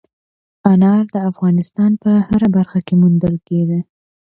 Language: Pashto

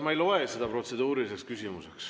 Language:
Estonian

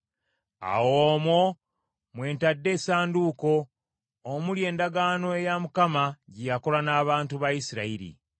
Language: Ganda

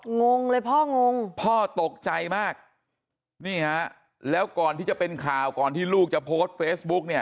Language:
Thai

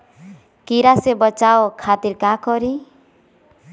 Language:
Magahi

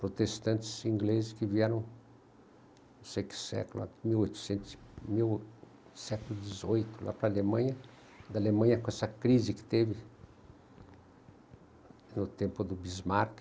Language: Portuguese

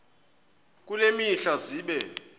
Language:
Xhosa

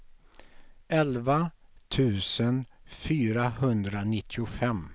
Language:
Swedish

